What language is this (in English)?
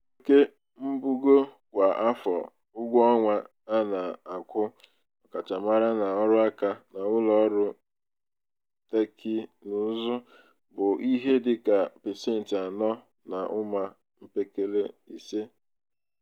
Igbo